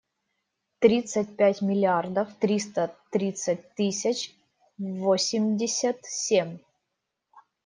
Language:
Russian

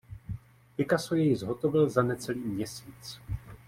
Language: Czech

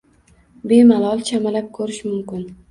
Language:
Uzbek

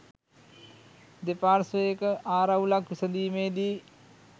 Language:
Sinhala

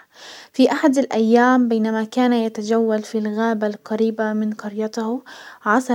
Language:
Hijazi Arabic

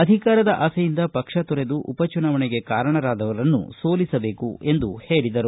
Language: Kannada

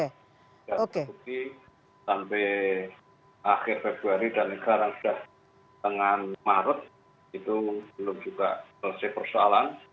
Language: Indonesian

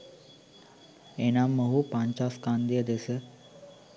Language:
Sinhala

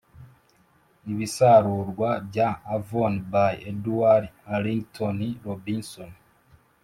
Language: Kinyarwanda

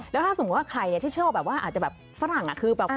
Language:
Thai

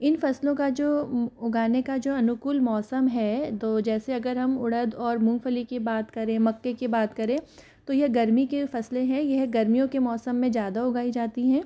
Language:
Hindi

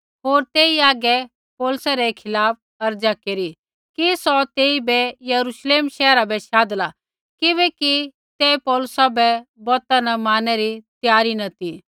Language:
Kullu Pahari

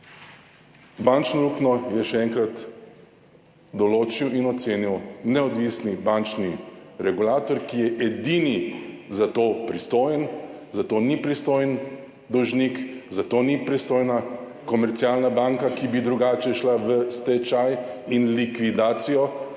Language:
Slovenian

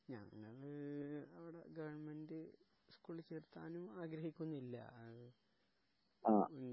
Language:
Malayalam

